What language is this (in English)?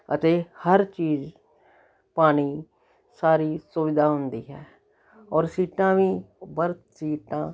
Punjabi